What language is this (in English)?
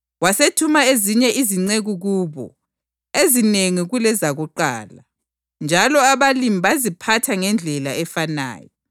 North Ndebele